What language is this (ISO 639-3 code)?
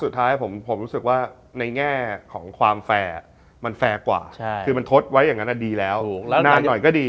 tha